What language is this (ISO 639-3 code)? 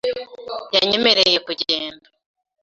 kin